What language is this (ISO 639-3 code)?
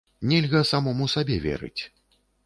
bel